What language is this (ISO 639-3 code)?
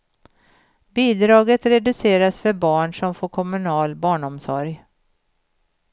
swe